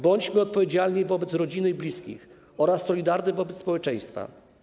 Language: Polish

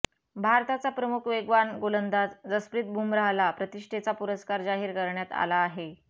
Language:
Marathi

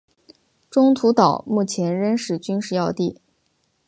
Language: Chinese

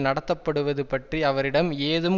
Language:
Tamil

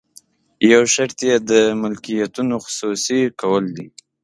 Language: Pashto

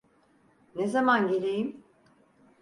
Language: Turkish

